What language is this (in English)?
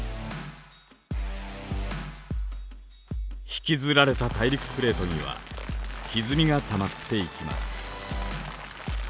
Japanese